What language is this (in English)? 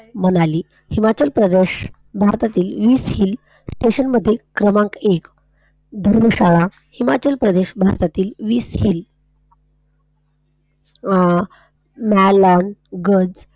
Marathi